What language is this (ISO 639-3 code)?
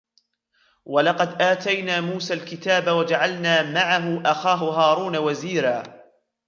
ara